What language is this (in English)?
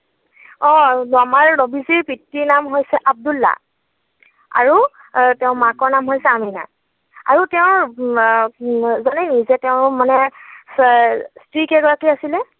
Assamese